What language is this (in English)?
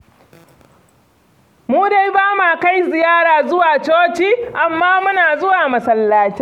Hausa